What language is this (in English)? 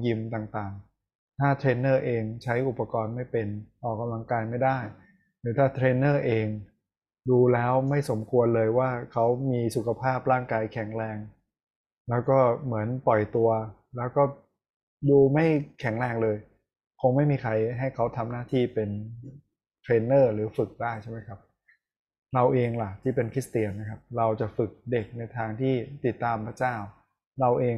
Thai